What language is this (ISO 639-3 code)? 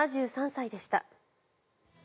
jpn